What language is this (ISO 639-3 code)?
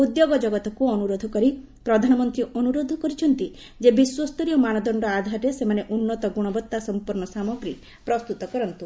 ori